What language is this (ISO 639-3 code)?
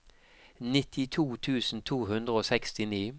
nor